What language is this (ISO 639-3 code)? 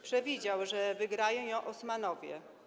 pol